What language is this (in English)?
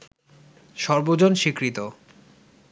Bangla